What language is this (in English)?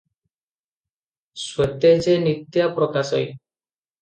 Odia